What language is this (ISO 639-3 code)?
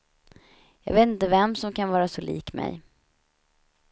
swe